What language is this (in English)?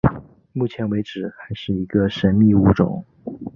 Chinese